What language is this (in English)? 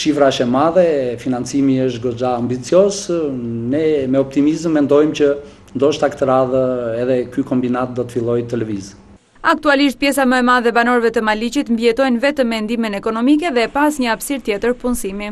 Romanian